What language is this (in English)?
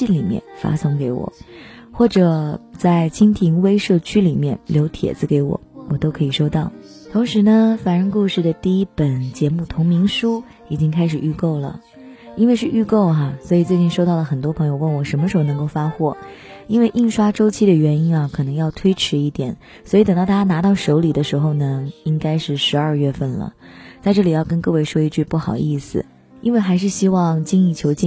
Chinese